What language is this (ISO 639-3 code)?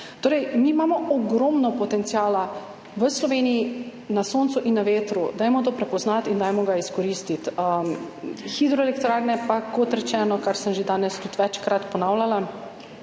slv